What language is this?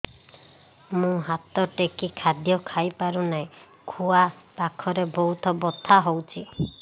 Odia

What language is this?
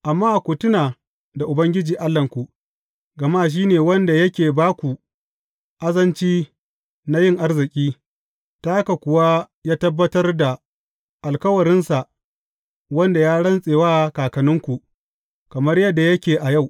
Hausa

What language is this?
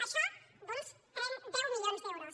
Catalan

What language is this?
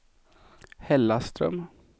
Swedish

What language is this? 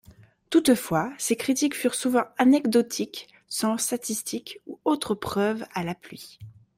French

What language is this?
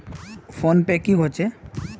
Magahi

